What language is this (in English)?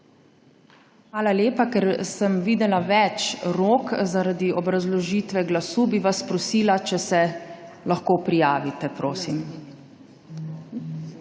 Slovenian